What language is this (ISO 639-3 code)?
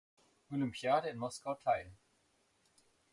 deu